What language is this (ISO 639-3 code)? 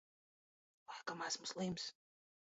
lav